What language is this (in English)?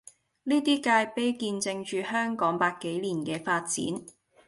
Cantonese